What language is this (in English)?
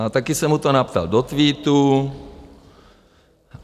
Czech